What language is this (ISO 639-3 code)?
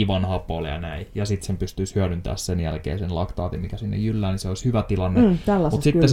fin